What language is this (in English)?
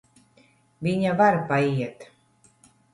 Latvian